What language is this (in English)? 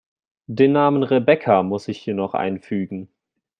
German